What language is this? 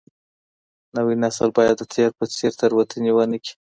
Pashto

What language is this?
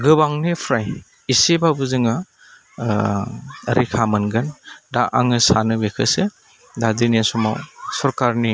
Bodo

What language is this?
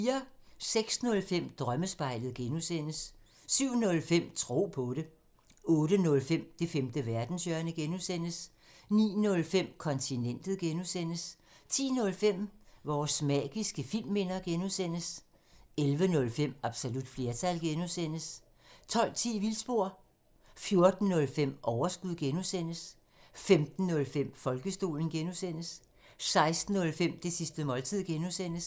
Danish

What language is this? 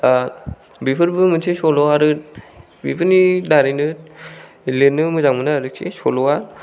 Bodo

